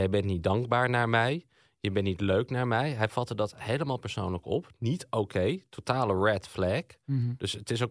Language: Dutch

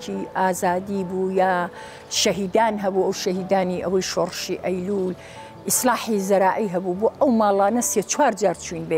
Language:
Arabic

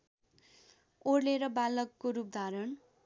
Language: Nepali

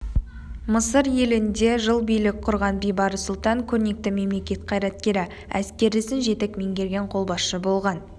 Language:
Kazakh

